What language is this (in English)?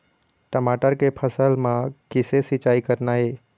Chhattisgarhi